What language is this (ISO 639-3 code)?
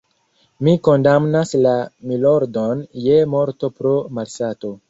epo